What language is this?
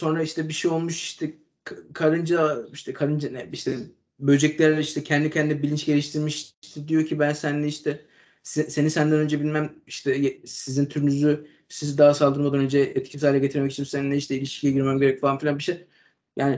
Turkish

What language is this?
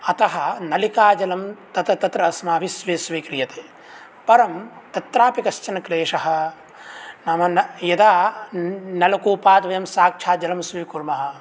Sanskrit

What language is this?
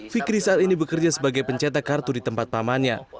Indonesian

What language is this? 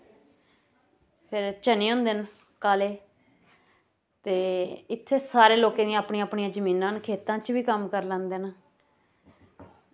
Dogri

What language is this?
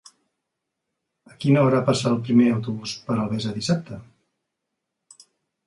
Catalan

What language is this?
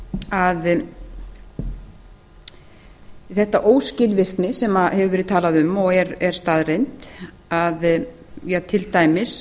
Icelandic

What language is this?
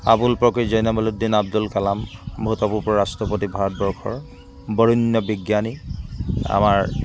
Assamese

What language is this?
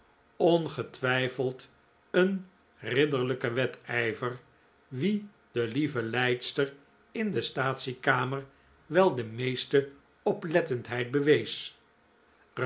Dutch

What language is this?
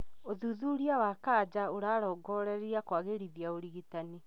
Kikuyu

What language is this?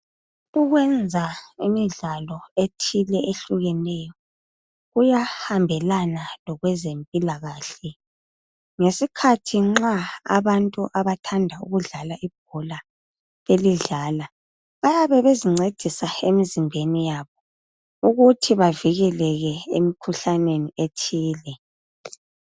North Ndebele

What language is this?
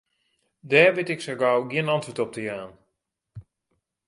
Western Frisian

